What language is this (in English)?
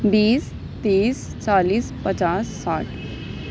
Urdu